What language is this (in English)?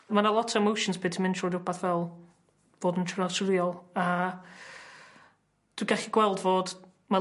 Welsh